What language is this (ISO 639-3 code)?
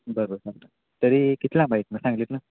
mar